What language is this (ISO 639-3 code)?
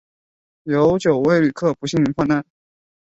zho